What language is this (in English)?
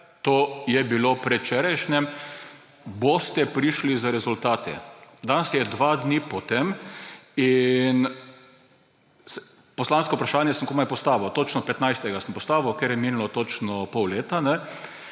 Slovenian